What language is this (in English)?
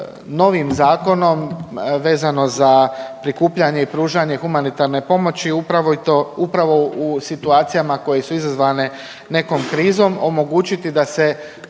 Croatian